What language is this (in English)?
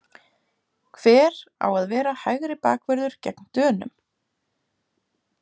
Icelandic